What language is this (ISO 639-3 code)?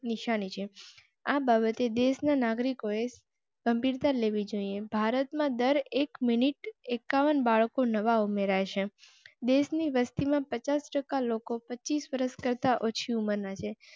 guj